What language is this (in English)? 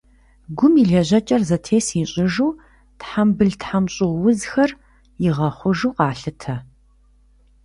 Kabardian